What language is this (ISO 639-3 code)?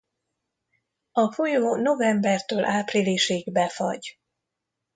hun